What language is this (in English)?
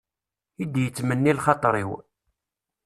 Kabyle